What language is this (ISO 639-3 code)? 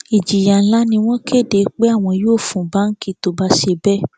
yor